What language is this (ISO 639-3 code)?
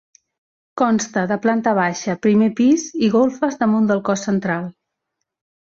cat